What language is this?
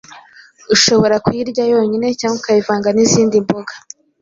Kinyarwanda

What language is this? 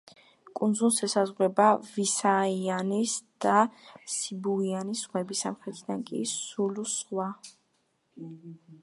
Georgian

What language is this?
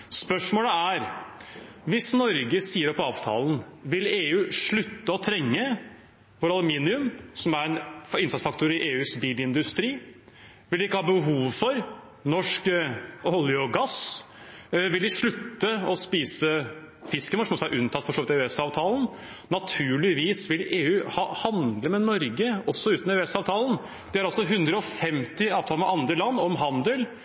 Norwegian Bokmål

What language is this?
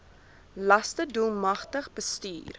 Afrikaans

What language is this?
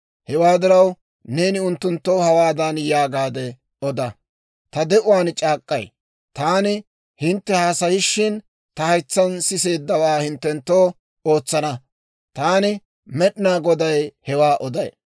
Dawro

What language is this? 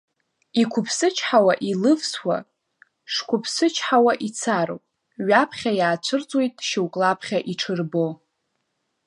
Abkhazian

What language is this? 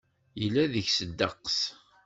Kabyle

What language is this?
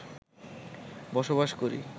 Bangla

